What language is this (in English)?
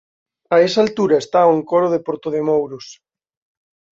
Galician